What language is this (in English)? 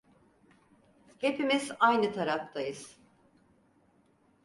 Turkish